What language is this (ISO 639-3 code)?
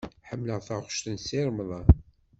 kab